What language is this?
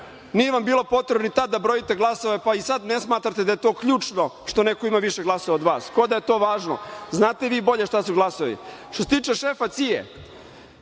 Serbian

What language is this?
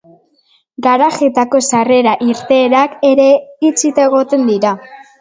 Basque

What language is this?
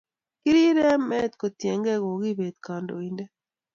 Kalenjin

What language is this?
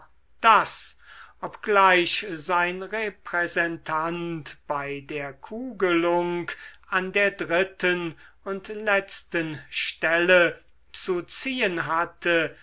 German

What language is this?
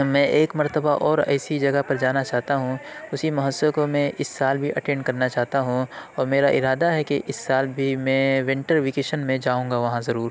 Urdu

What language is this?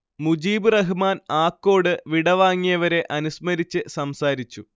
Malayalam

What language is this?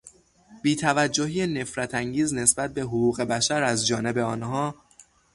Persian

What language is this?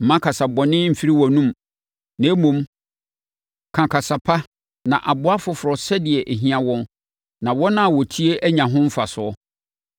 Akan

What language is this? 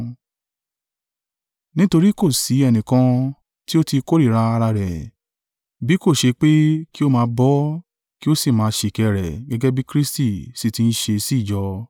Yoruba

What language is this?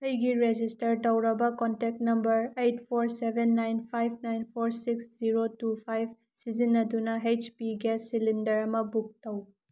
Manipuri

